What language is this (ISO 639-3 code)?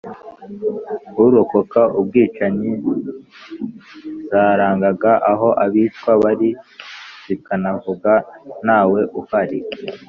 kin